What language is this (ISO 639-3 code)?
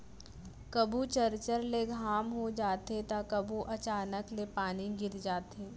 hne